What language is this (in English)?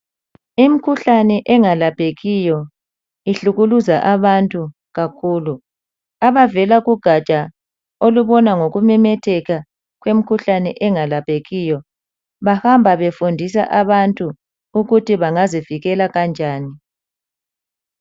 North Ndebele